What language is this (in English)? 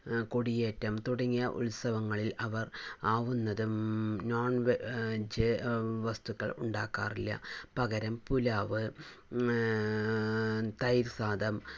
Malayalam